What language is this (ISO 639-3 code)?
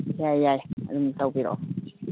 mni